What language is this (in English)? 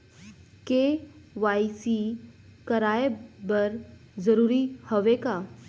Chhattisgarhi